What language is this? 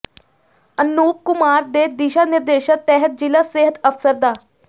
Punjabi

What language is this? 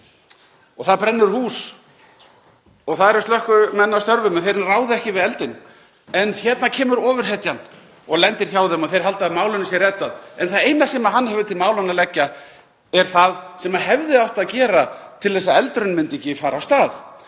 Icelandic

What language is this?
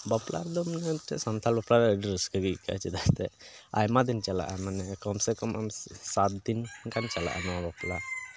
Santali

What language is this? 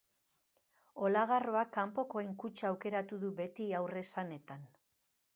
Basque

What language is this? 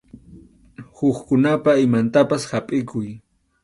Arequipa-La Unión Quechua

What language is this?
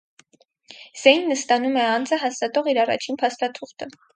Armenian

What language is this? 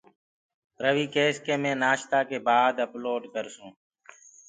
Gurgula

